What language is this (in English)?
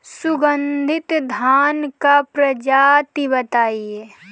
Bhojpuri